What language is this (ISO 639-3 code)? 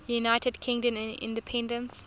eng